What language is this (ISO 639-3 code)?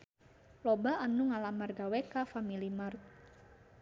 sun